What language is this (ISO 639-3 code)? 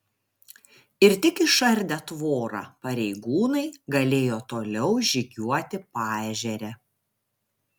lit